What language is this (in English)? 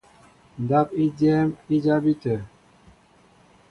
Mbo (Cameroon)